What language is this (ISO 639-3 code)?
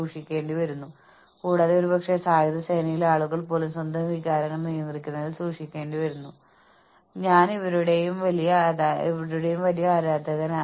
mal